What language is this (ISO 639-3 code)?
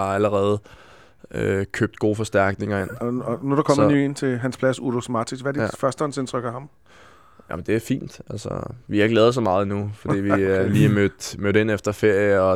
dan